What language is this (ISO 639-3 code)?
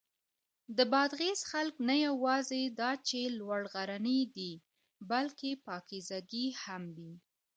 pus